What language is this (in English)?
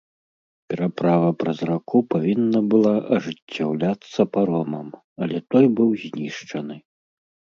Belarusian